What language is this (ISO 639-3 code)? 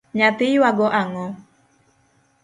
luo